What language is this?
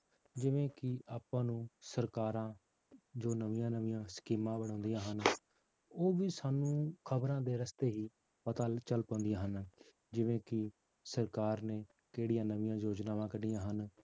Punjabi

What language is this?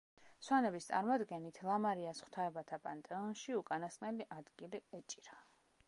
Georgian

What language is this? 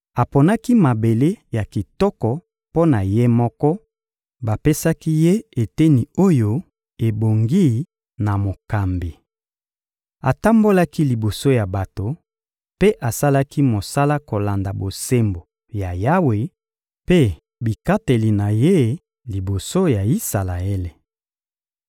Lingala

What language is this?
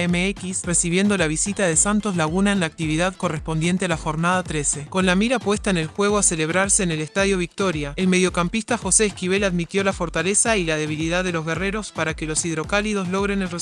Spanish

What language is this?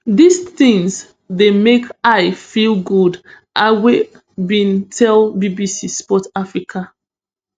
Nigerian Pidgin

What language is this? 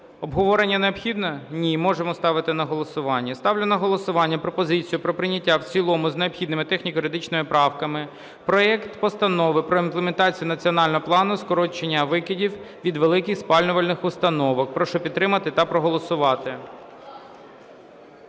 Ukrainian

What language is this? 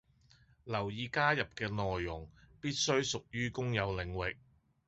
Cantonese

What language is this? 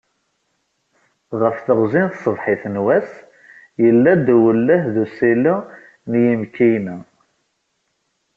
Kabyle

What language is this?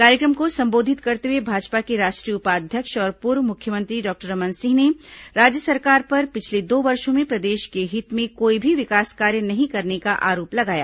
Hindi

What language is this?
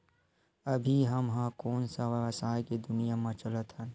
Chhattisgarhi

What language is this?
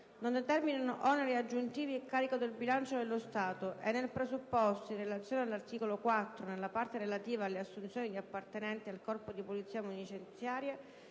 Italian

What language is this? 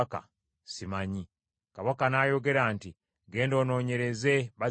Ganda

